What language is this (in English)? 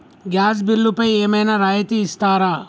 Telugu